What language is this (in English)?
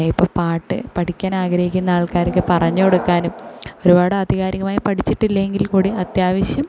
Malayalam